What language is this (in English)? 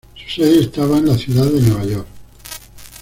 Spanish